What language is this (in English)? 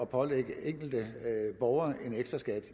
Danish